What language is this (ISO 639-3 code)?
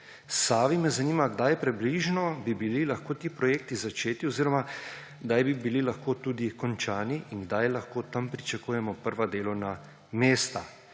slv